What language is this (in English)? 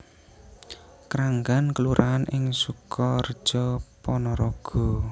Javanese